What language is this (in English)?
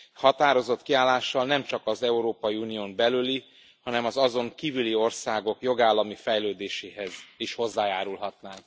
Hungarian